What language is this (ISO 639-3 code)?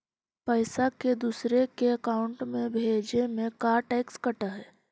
mag